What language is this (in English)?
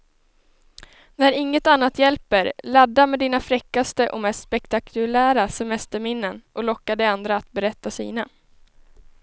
Swedish